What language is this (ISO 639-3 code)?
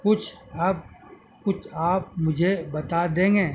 urd